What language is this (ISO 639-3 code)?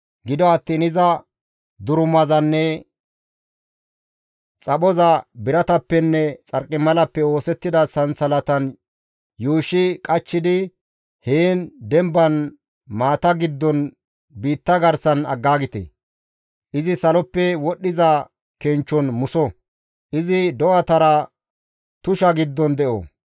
gmv